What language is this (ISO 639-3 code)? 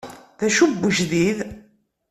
kab